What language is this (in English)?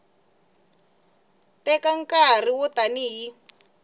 Tsonga